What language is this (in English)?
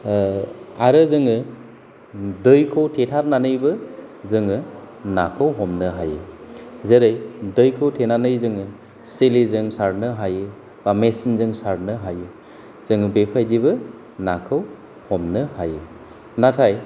Bodo